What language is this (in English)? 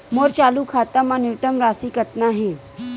Chhattisgarhi